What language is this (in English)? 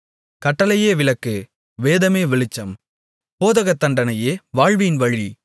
Tamil